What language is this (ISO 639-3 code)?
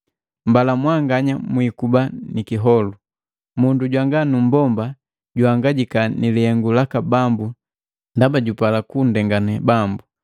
mgv